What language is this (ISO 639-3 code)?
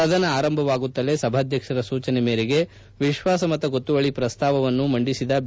kan